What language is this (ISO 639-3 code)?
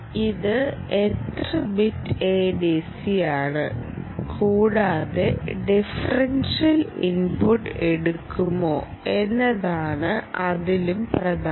mal